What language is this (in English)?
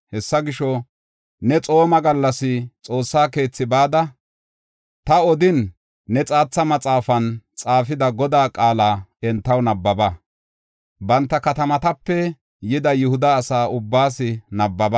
Gofa